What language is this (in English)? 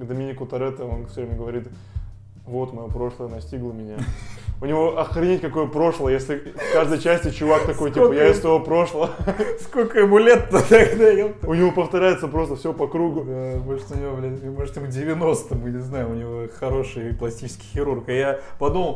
Russian